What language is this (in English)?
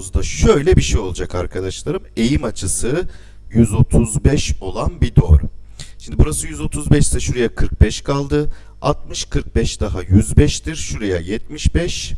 Turkish